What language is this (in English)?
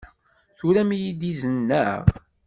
Kabyle